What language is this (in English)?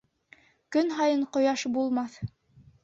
Bashkir